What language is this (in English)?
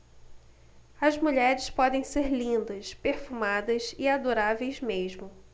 Portuguese